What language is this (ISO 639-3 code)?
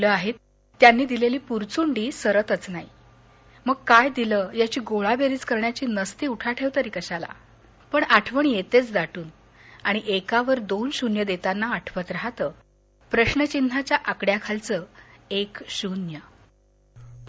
mar